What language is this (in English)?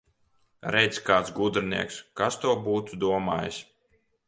Latvian